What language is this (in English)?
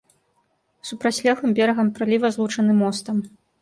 Belarusian